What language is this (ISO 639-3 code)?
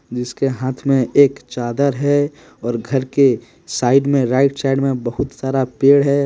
hin